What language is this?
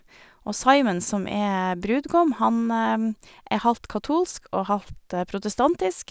Norwegian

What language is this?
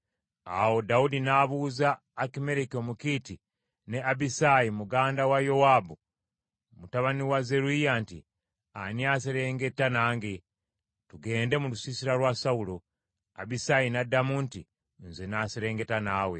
Ganda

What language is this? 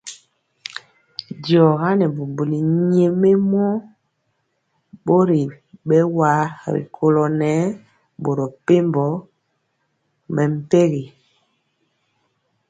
Mpiemo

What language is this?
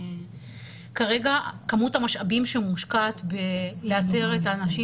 Hebrew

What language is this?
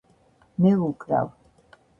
Georgian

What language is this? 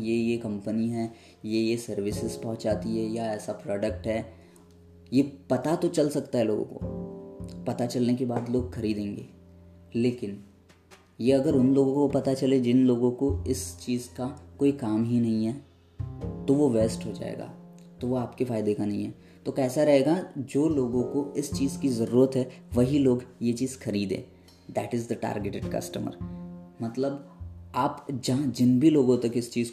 Hindi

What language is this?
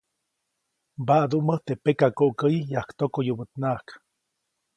Copainalá Zoque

